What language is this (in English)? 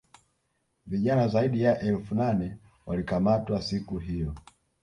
Swahili